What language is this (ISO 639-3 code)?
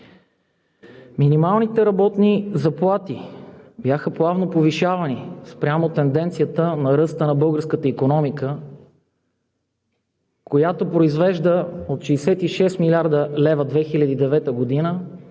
bul